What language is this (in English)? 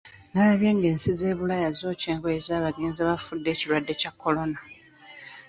Ganda